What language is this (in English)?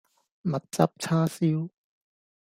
Cantonese